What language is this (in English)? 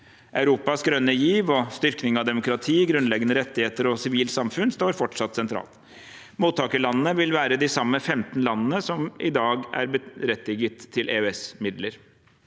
Norwegian